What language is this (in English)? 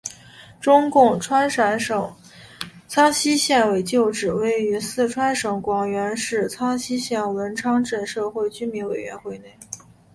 Chinese